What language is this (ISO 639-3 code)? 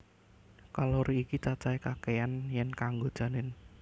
jav